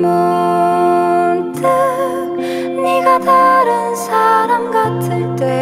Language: Korean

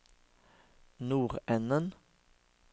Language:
Norwegian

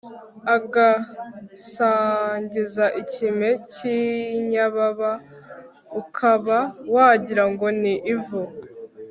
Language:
Kinyarwanda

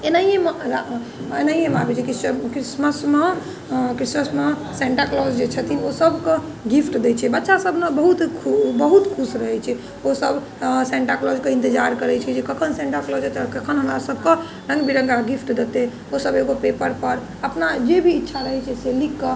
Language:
Maithili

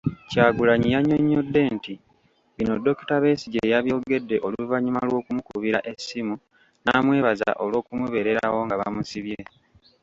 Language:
Ganda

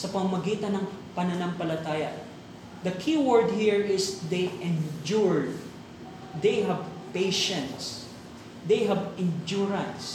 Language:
Filipino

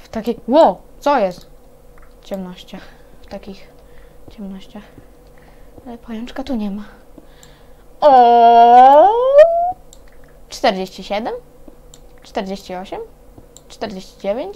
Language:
Polish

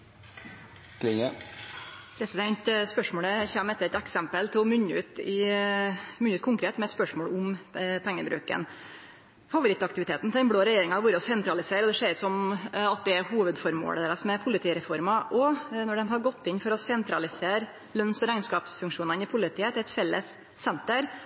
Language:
Norwegian Nynorsk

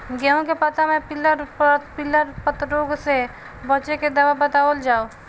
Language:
Bhojpuri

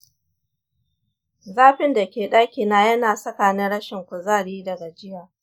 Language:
Hausa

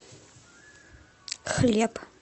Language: Russian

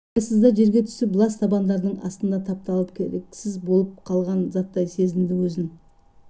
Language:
Kazakh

